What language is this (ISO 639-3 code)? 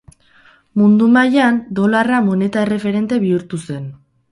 eus